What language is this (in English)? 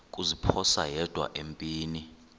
Xhosa